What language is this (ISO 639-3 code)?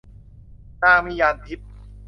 tha